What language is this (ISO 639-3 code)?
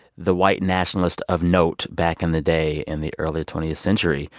eng